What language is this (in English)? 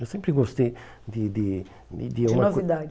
Portuguese